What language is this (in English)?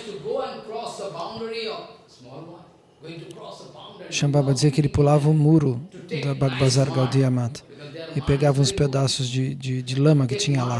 Portuguese